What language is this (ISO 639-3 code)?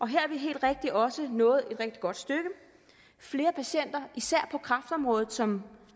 dan